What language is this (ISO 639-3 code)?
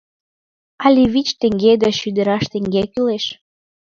chm